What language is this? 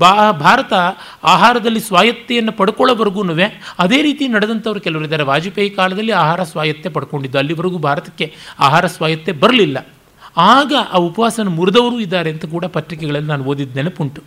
Kannada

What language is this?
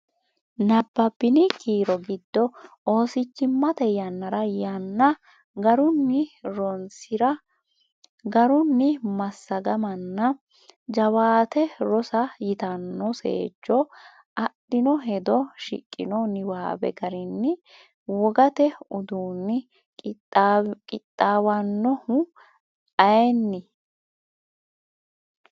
Sidamo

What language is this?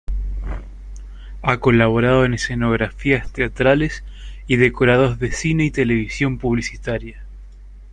Spanish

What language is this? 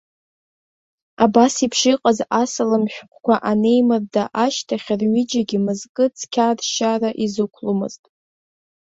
Abkhazian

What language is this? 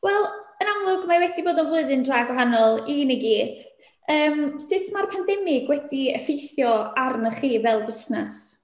Welsh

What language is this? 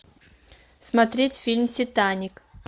Russian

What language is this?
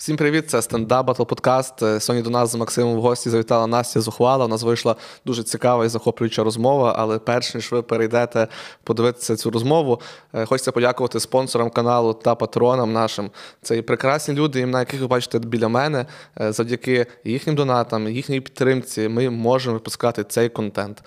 Ukrainian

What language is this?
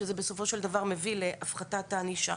Hebrew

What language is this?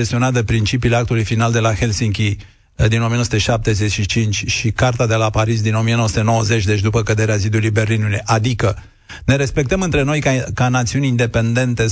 Romanian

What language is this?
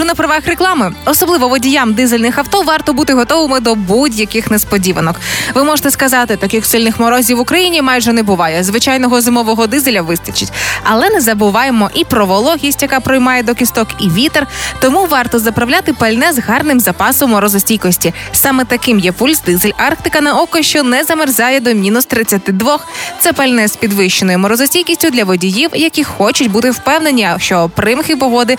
Ukrainian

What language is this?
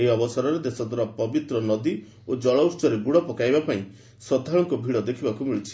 Odia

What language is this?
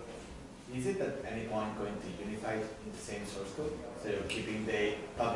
English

